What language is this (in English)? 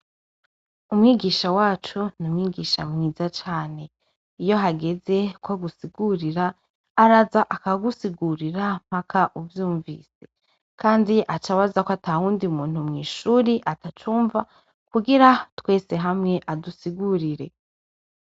Rundi